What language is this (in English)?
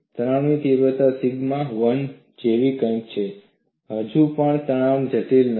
Gujarati